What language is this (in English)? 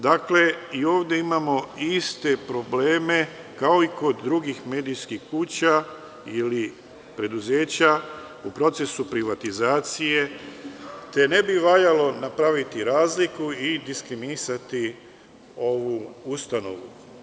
Serbian